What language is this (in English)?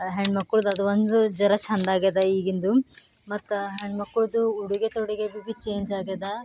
Kannada